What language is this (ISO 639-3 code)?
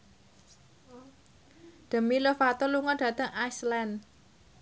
jav